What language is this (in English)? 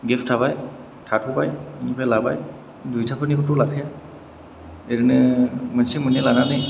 Bodo